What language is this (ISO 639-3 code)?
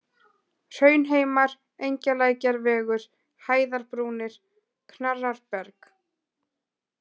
isl